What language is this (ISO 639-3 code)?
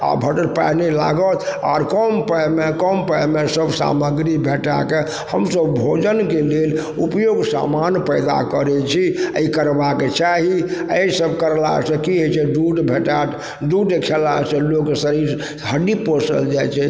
mai